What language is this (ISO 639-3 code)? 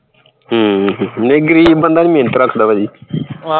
pan